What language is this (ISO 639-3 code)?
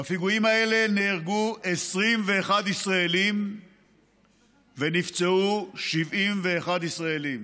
heb